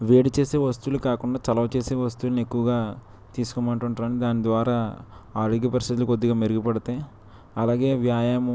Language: Telugu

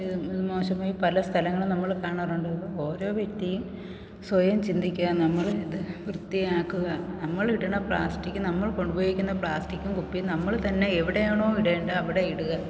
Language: Malayalam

